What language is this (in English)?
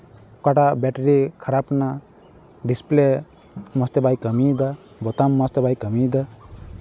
Santali